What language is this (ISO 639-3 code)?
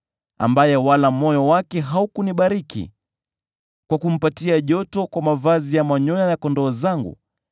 swa